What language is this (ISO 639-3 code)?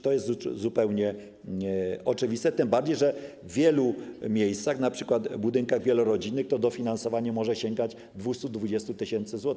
pol